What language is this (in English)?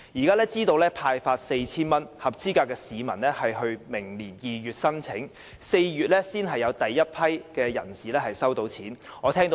Cantonese